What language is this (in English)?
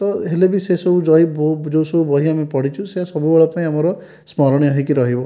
Odia